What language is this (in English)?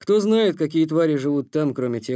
Russian